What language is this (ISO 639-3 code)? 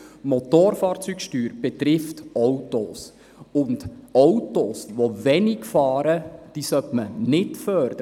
gsw